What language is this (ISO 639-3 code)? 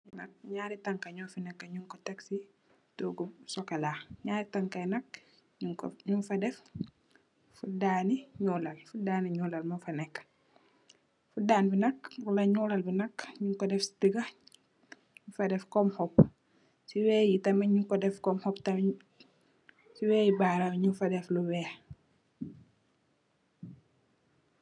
wol